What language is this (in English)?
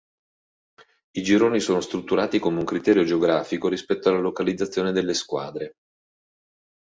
Italian